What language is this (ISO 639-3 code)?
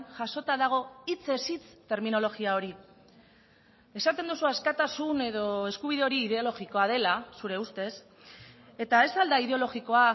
eus